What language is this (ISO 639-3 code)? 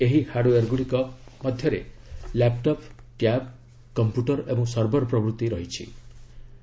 ori